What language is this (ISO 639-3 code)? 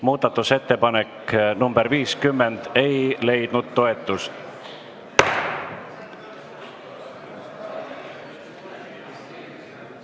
est